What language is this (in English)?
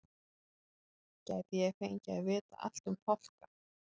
Icelandic